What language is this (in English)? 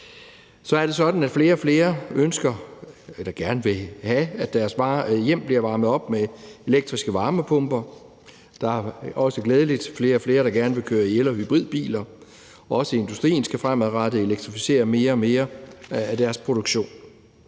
Danish